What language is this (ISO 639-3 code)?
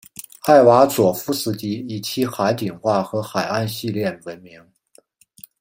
zho